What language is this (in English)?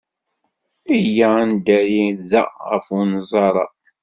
Kabyle